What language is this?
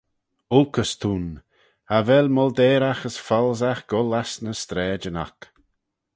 Manx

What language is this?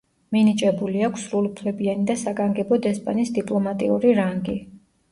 Georgian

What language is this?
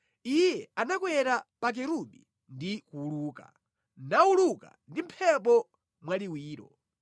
Nyanja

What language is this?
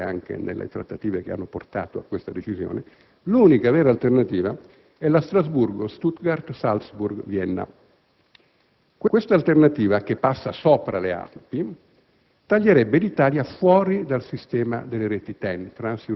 Italian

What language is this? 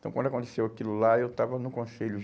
Portuguese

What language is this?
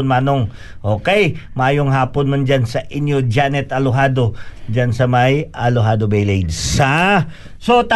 Filipino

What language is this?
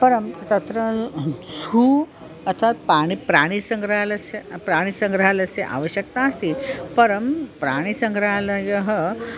Sanskrit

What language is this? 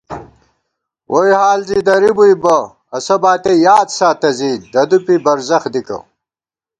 Gawar-Bati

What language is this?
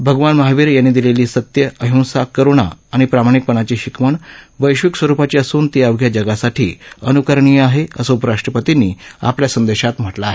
Marathi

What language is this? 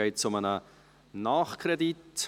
Swiss German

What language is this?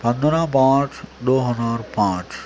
Urdu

